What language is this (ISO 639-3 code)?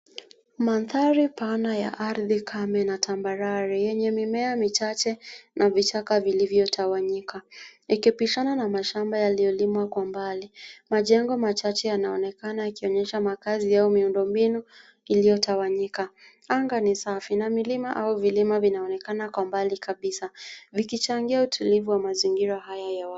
swa